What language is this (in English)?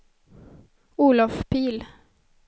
Swedish